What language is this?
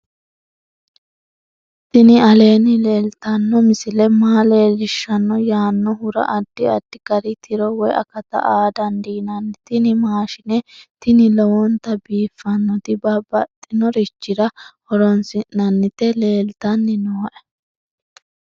Sidamo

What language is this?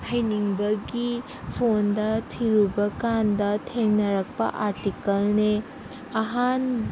Manipuri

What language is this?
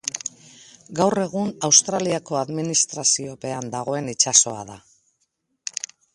Basque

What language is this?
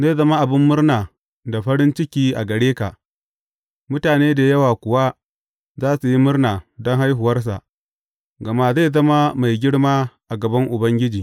Hausa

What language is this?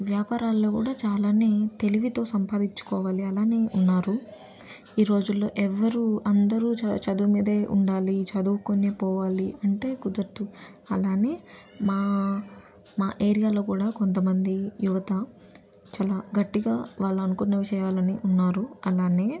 Telugu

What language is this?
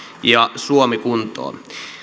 Finnish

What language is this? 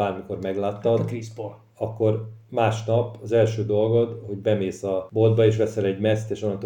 Hungarian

